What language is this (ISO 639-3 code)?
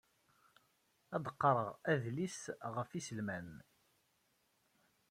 kab